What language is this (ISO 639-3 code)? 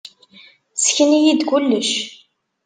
kab